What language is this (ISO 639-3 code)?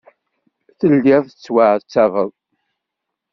kab